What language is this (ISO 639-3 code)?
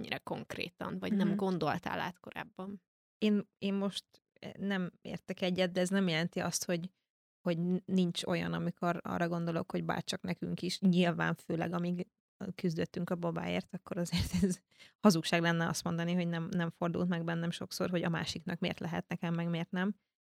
hun